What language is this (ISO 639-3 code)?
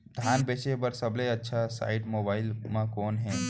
hne